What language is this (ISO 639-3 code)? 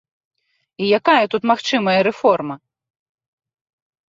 bel